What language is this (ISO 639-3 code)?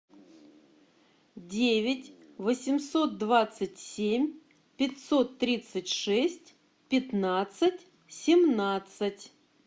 rus